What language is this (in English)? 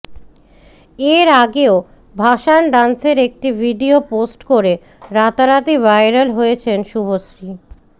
Bangla